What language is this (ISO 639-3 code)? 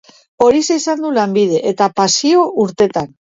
eus